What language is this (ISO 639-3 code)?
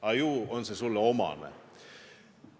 est